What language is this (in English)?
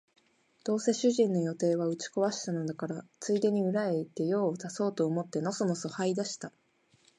Japanese